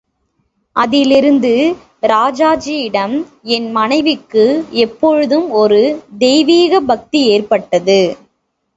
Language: Tamil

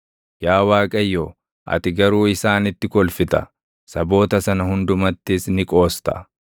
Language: Oromo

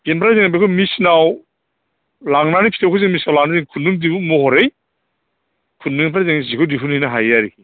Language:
Bodo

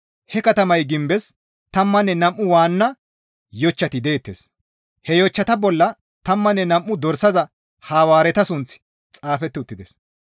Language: Gamo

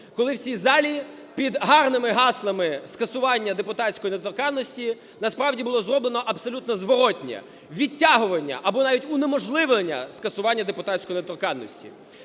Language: Ukrainian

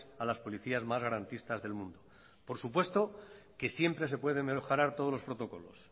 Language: Spanish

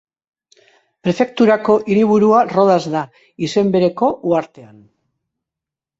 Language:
Basque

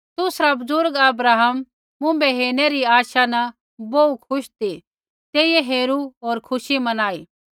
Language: Kullu Pahari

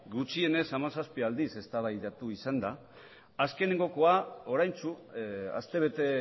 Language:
Basque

